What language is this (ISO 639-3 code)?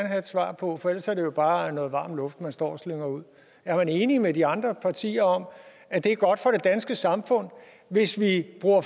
dan